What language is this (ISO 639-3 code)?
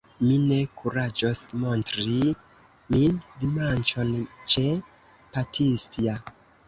epo